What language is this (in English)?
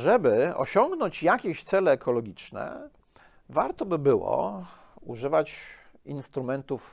Polish